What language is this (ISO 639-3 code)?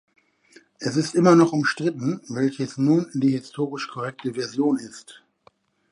deu